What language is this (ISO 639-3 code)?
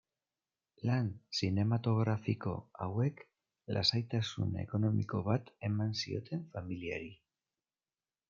eus